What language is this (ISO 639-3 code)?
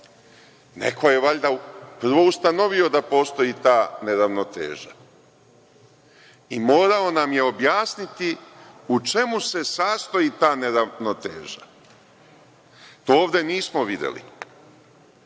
srp